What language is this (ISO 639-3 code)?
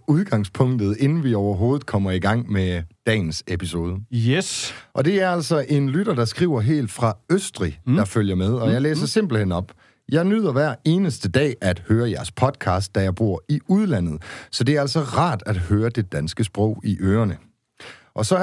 dan